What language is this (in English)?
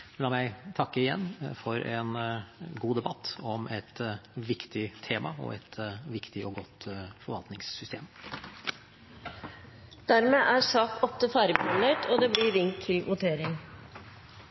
Norwegian